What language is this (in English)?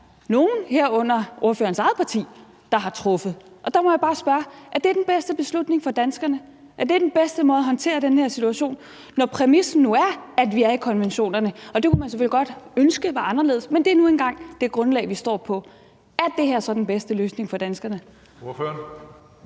Danish